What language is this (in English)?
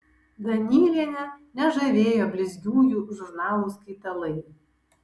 Lithuanian